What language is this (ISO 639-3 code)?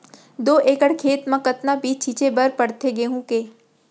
hne